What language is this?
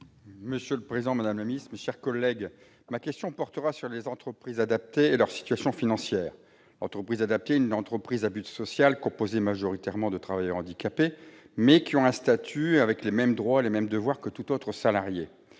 French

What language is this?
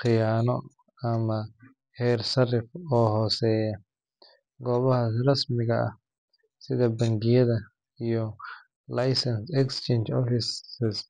Somali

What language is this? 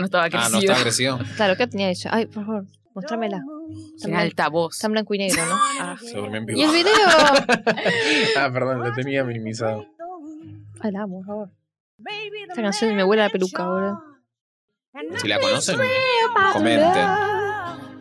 Spanish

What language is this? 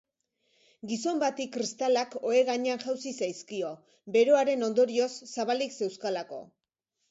Basque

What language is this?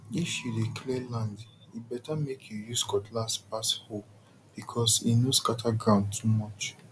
Nigerian Pidgin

